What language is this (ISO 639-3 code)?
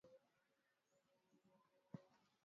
swa